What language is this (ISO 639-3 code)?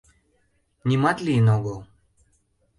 chm